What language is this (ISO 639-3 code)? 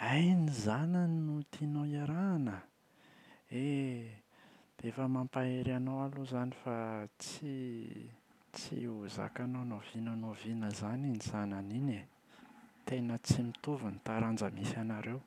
mlg